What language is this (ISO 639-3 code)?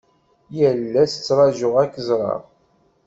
kab